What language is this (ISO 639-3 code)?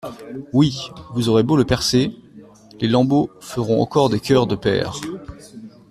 fra